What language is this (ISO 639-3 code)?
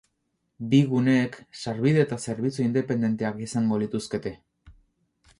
eus